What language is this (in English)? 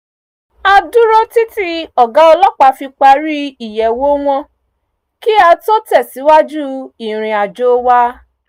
Yoruba